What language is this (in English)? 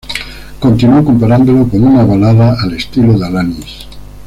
Spanish